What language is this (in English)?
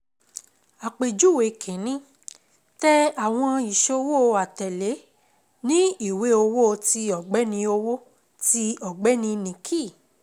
Yoruba